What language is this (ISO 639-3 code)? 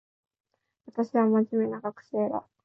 jpn